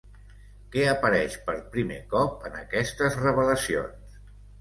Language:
Catalan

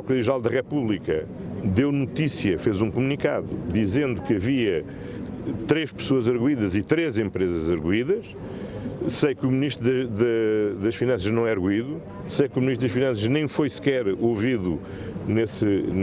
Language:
Portuguese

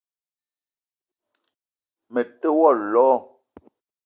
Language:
Eton (Cameroon)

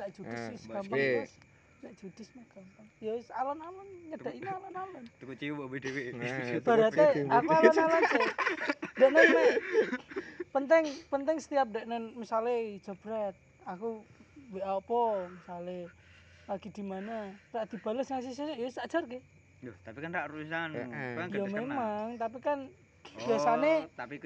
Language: Malay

